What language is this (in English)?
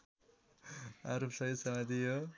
Nepali